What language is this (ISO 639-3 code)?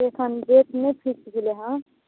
mai